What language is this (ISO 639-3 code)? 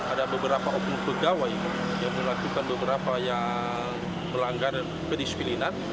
ind